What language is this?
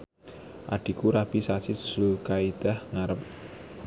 Javanese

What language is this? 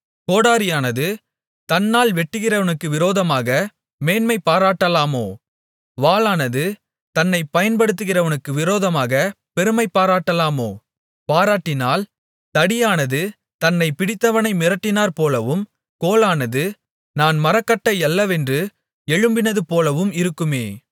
Tamil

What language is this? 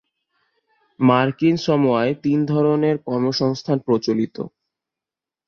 Bangla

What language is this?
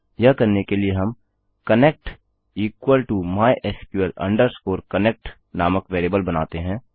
Hindi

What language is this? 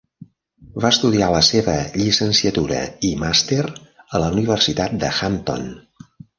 Catalan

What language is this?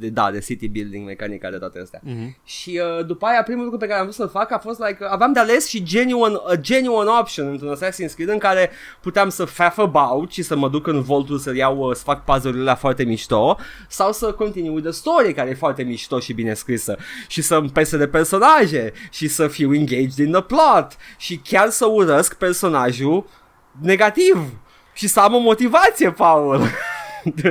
Romanian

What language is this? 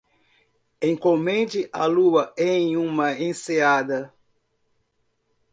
Portuguese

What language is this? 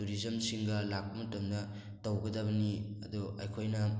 Manipuri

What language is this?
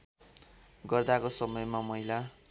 Nepali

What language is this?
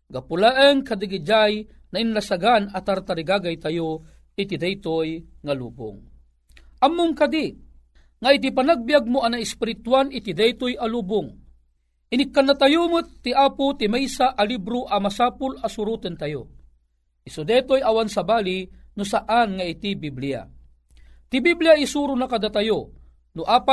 Filipino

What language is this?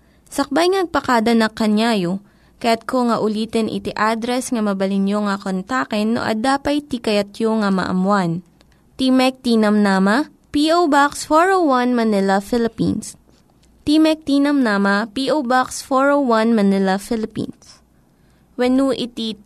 Filipino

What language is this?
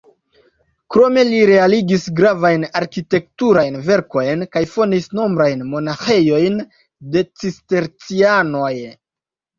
Esperanto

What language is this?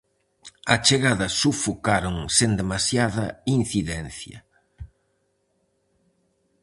Galician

